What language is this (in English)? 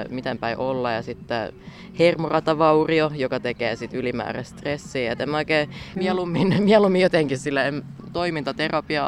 Finnish